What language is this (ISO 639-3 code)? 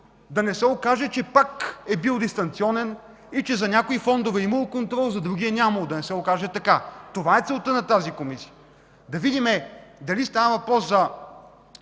bul